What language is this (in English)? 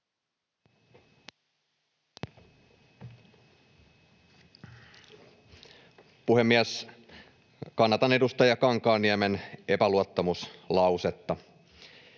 Finnish